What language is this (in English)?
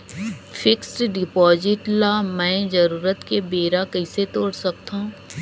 Chhattisgarhi